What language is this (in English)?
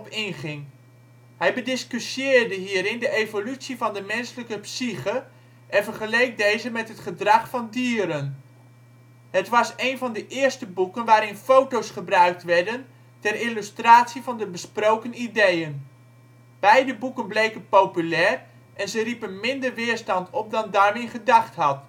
Dutch